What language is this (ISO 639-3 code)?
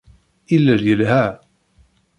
kab